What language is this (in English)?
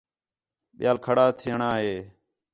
Khetrani